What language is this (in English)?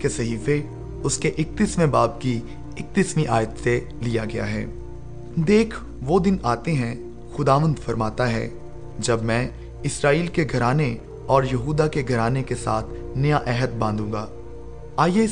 Urdu